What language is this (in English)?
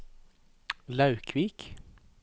Norwegian